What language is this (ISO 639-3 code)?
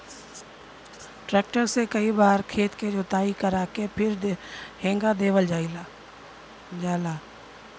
bho